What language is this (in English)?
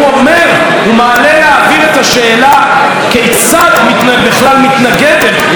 Hebrew